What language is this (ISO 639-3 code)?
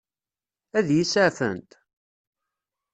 kab